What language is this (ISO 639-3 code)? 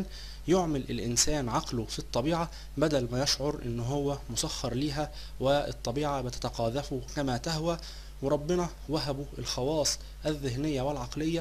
ara